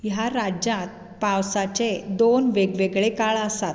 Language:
Konkani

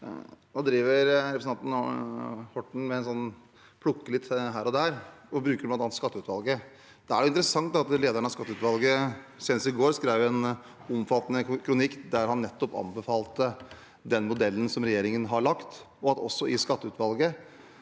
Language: Norwegian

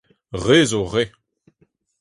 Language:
Breton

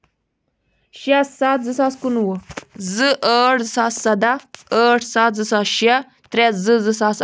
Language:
Kashmiri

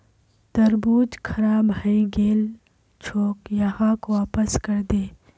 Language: Magahi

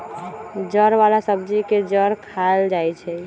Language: Magahi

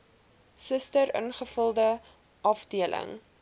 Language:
Afrikaans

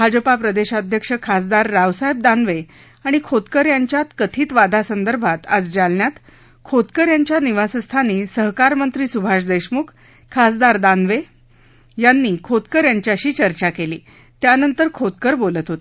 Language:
Marathi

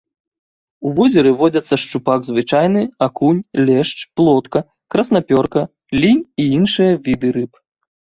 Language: Belarusian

